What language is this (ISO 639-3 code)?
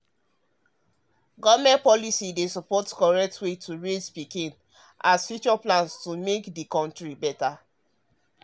pcm